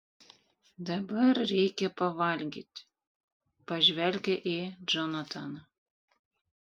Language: Lithuanian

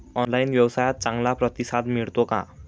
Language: Marathi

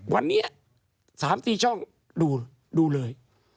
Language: Thai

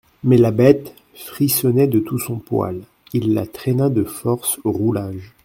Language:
French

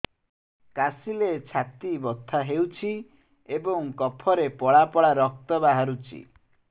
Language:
Odia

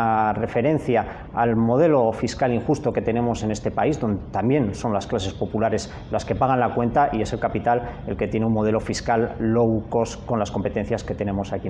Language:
Spanish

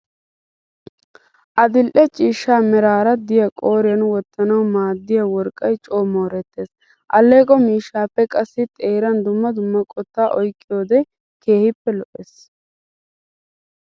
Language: Wolaytta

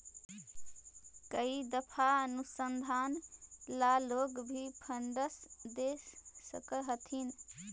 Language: Magahi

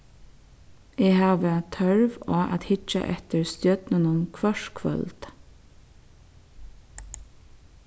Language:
Faroese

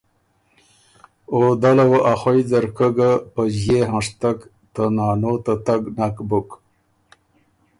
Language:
Ormuri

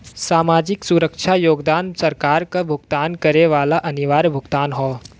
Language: Bhojpuri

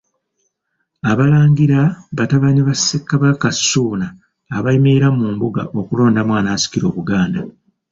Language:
Ganda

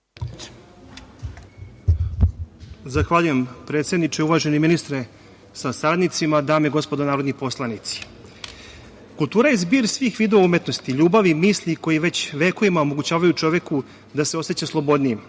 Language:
Serbian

